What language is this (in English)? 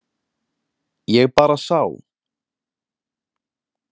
Icelandic